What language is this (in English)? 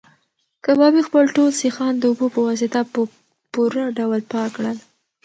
Pashto